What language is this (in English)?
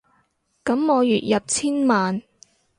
Cantonese